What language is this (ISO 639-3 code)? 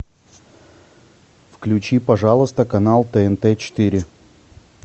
rus